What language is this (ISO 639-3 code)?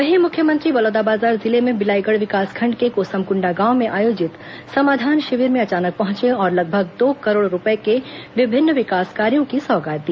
hin